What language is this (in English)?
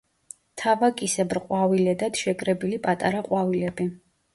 Georgian